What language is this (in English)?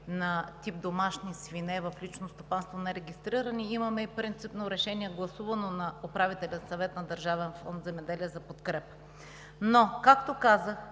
Bulgarian